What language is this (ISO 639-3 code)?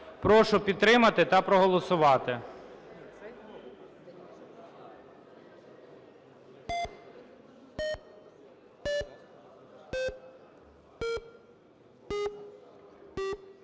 ukr